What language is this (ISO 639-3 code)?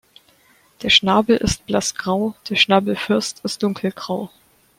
deu